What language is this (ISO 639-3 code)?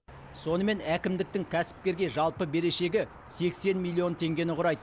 kaz